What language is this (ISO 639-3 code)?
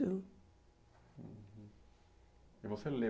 por